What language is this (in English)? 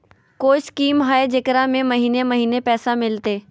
Magahi